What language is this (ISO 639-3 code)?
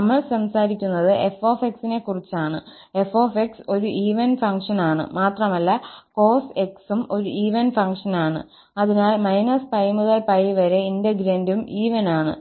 mal